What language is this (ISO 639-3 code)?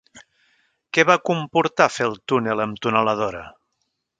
cat